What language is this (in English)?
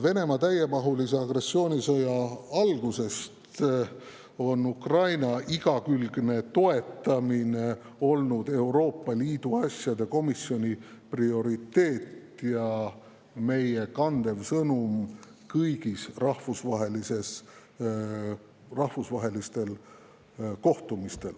Estonian